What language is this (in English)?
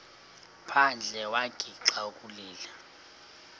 Xhosa